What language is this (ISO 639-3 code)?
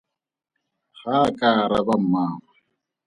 tsn